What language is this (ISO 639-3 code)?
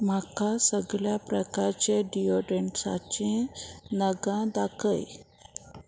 kok